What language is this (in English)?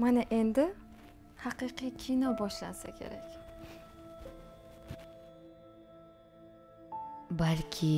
Turkish